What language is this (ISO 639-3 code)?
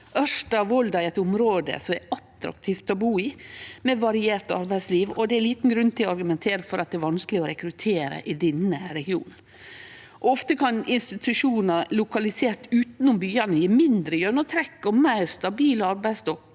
nor